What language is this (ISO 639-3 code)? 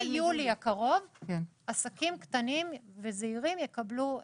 heb